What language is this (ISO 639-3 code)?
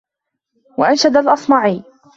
ara